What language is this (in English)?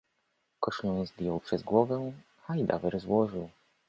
Polish